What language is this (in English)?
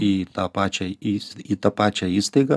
Lithuanian